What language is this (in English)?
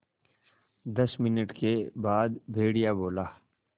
Hindi